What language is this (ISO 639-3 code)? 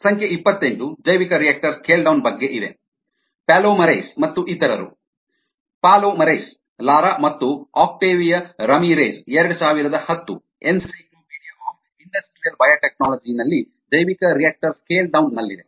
kan